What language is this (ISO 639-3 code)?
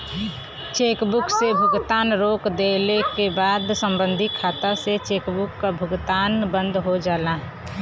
bho